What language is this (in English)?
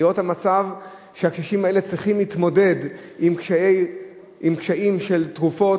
Hebrew